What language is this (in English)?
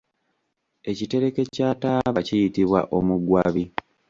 Ganda